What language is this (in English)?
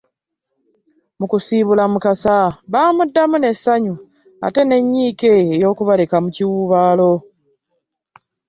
Ganda